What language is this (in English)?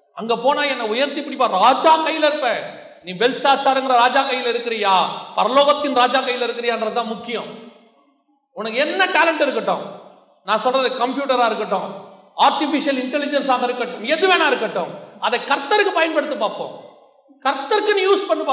Tamil